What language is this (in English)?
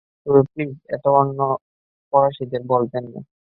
Bangla